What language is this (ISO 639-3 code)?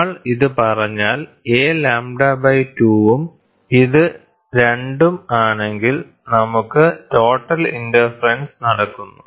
mal